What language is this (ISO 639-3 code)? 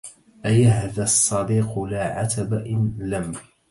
ara